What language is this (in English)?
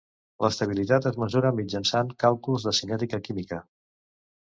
Catalan